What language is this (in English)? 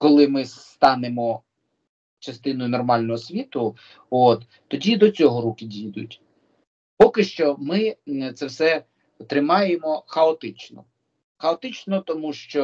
Ukrainian